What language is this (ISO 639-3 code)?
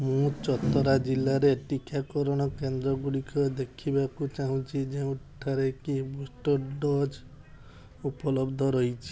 ori